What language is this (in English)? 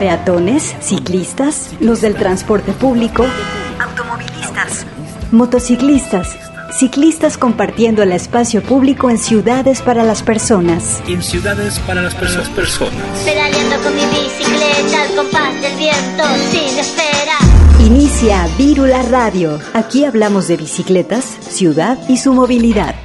Spanish